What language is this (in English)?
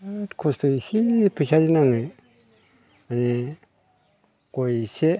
Bodo